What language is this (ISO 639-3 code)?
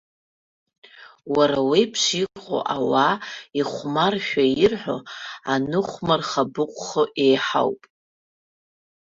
abk